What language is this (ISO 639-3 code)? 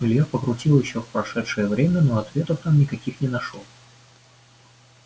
rus